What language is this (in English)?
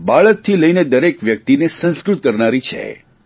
Gujarati